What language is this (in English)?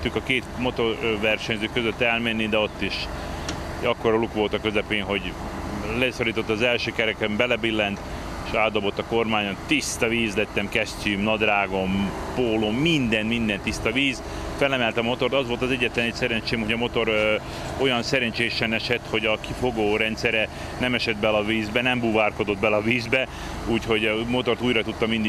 Hungarian